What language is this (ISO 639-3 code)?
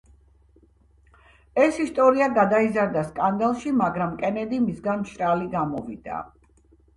kat